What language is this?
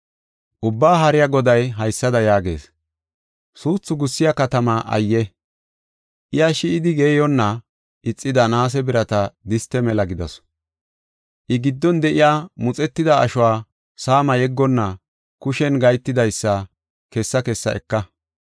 Gofa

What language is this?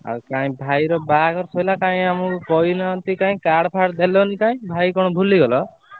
Odia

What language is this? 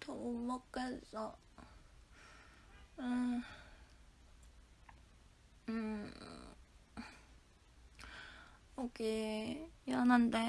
Korean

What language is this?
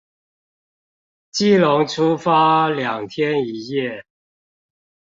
Chinese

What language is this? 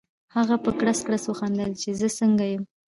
Pashto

